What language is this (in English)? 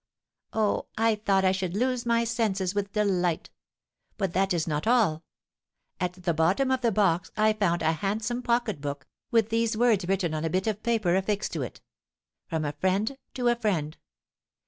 English